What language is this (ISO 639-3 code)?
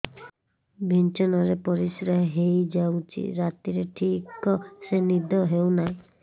ori